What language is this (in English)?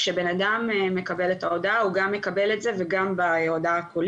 Hebrew